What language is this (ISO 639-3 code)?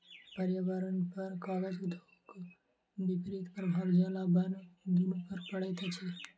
mai